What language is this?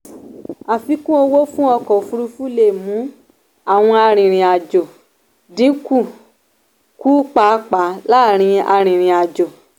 Yoruba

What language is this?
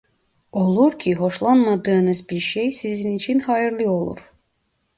Turkish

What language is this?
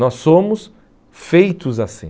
Portuguese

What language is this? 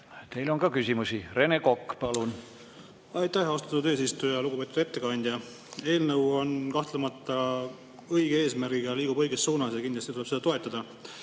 Estonian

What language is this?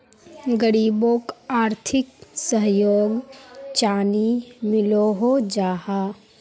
Magahi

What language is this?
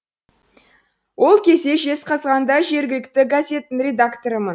Kazakh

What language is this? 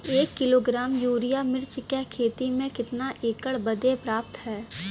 Bhojpuri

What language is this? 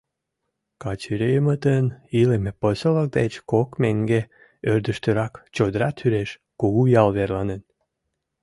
Mari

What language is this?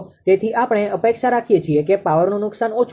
Gujarati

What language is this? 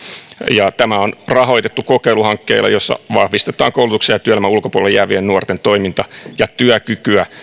Finnish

